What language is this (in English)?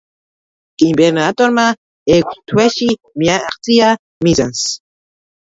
Georgian